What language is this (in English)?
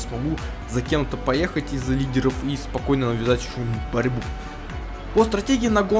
Russian